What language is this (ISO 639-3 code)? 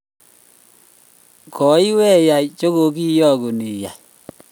kln